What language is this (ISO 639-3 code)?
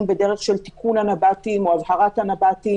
heb